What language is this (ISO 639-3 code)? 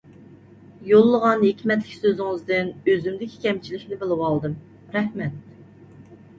uig